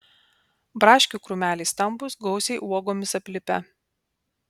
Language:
Lithuanian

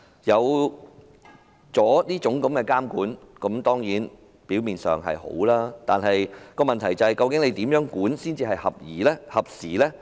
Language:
Cantonese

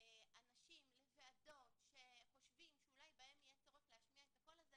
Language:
Hebrew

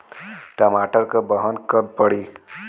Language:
Bhojpuri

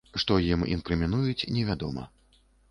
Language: Belarusian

